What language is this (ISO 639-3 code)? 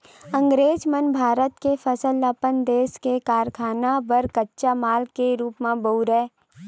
hne